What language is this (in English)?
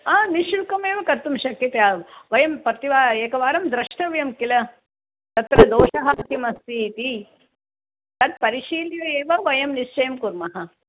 Sanskrit